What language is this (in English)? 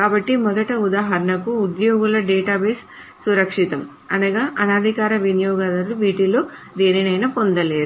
Telugu